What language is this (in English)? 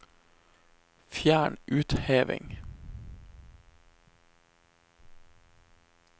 Norwegian